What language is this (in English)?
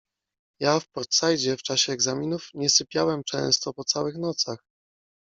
Polish